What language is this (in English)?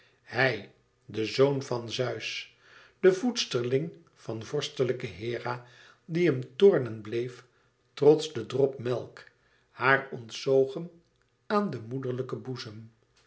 Dutch